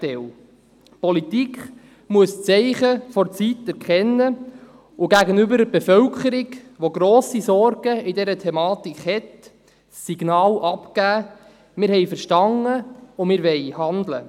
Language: Swiss German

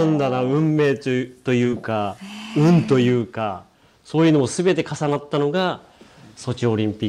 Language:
Japanese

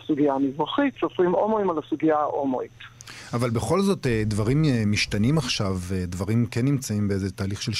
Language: Hebrew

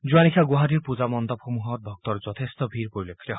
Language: Assamese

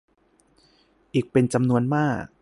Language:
Thai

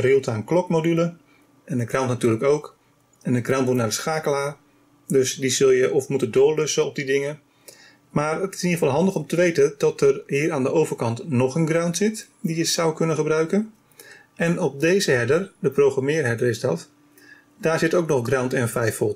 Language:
Dutch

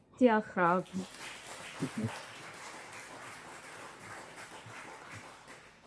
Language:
Welsh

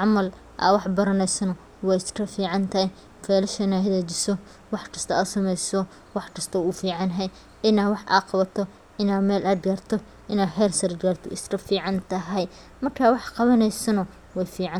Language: Somali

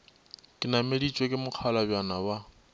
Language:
Northern Sotho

